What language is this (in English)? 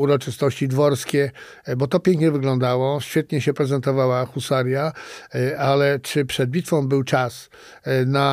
Polish